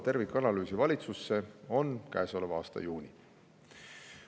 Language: Estonian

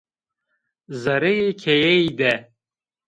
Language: Zaza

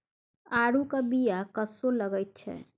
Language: Maithili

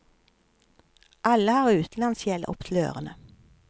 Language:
Norwegian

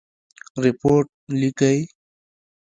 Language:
Pashto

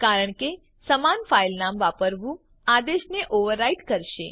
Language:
Gujarati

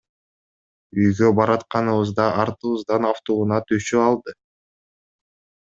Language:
Kyrgyz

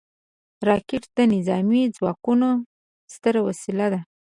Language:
Pashto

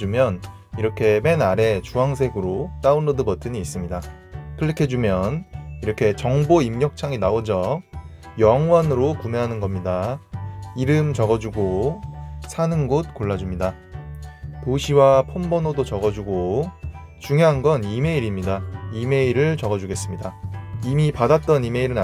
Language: Korean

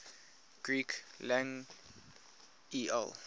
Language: English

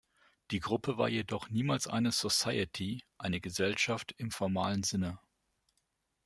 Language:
German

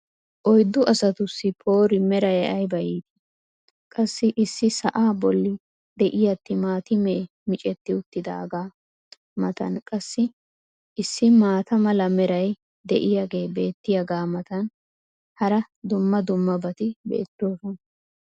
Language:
Wolaytta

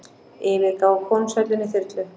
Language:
Icelandic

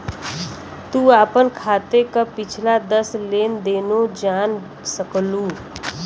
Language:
Bhojpuri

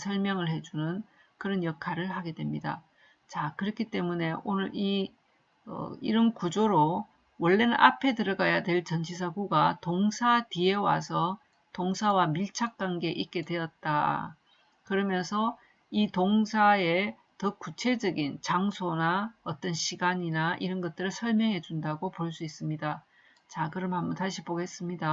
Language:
Korean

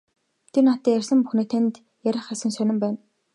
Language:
Mongolian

